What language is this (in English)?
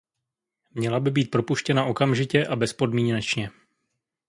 Czech